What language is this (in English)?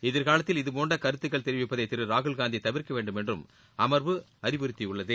Tamil